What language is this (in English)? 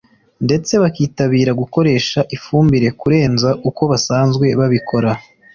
Kinyarwanda